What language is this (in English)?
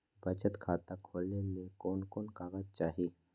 Magahi